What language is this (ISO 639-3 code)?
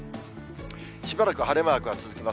jpn